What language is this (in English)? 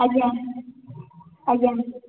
Odia